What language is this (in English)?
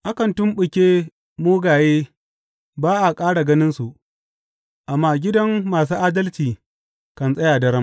Hausa